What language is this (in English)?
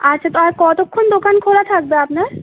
Bangla